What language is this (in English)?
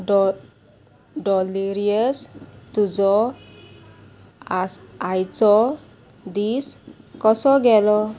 Konkani